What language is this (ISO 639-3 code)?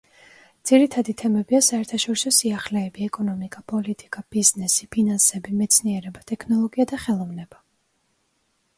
kat